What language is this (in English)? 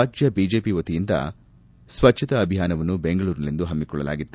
Kannada